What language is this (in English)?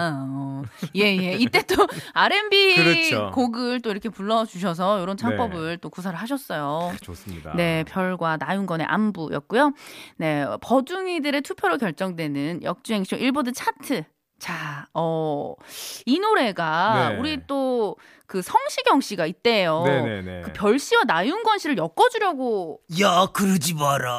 Korean